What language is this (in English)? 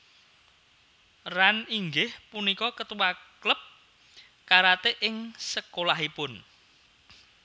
Javanese